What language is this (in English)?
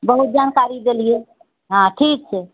Maithili